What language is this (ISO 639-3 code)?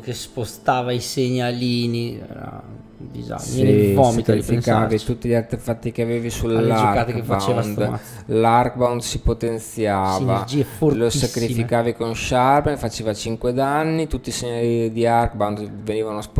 ita